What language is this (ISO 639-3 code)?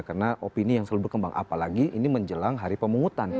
ind